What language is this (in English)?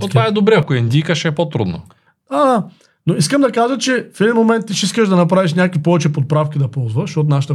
Bulgarian